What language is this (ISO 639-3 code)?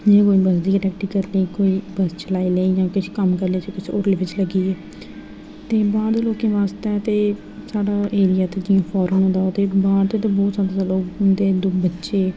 doi